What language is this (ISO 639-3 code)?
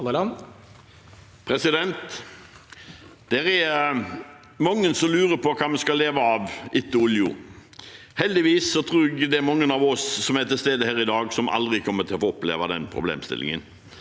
nor